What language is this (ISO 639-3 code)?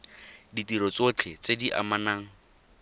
tsn